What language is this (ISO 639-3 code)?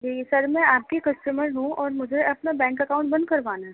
urd